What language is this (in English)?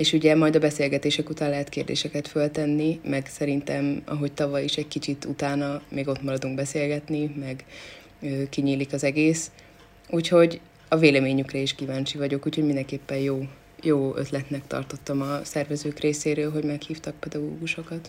Hungarian